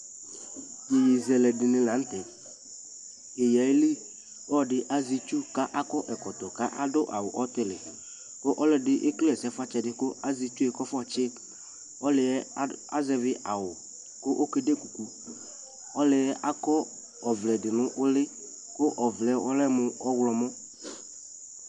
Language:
Ikposo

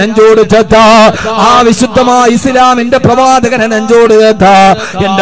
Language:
Arabic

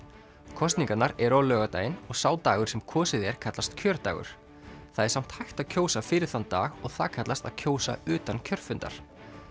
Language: Icelandic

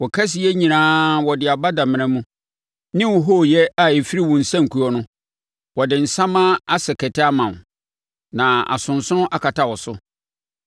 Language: Akan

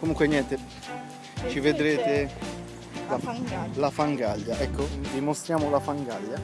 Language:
Italian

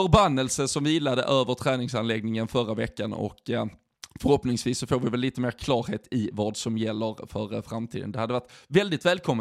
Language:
Swedish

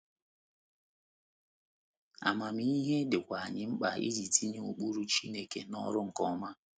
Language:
Igbo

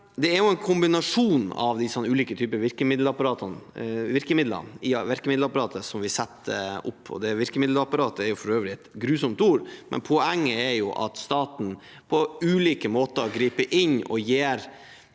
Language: Norwegian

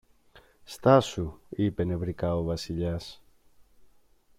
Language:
Greek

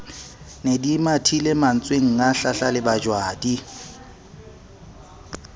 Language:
Southern Sotho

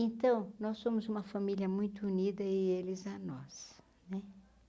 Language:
Portuguese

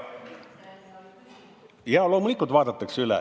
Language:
Estonian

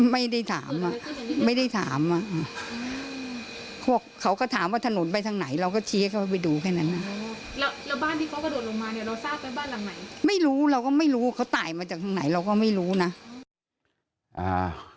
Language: Thai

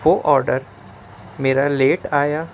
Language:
Urdu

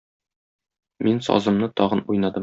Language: Tatar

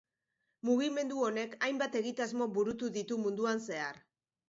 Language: Basque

